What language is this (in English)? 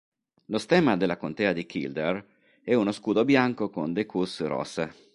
Italian